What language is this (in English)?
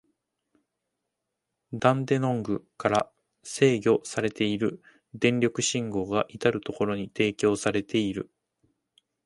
Japanese